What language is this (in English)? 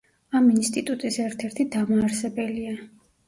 Georgian